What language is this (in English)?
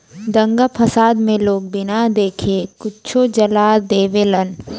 Bhojpuri